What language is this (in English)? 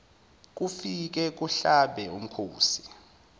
Zulu